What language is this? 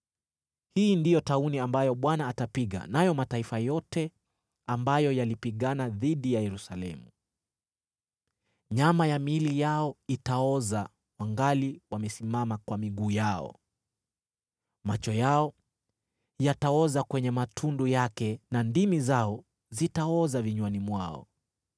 Swahili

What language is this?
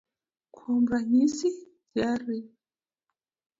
Luo (Kenya and Tanzania)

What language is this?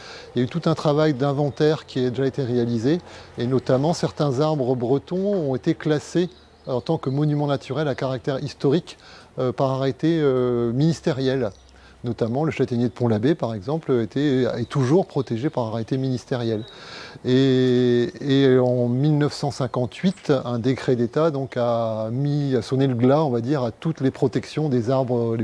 French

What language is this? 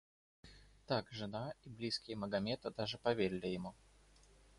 Russian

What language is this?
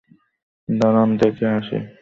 Bangla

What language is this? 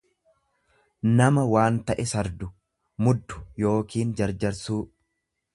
Oromo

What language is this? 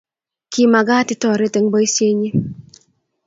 Kalenjin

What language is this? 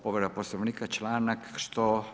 Croatian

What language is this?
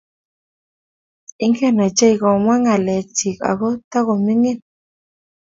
Kalenjin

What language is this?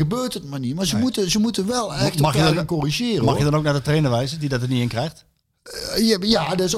Dutch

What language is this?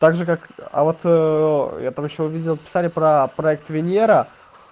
Russian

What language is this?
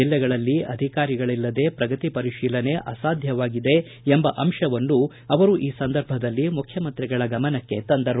Kannada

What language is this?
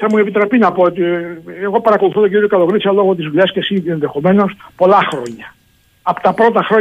Greek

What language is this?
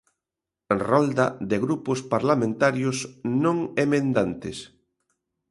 Galician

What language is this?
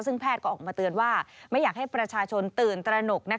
Thai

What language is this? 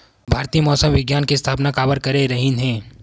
Chhattisgarhi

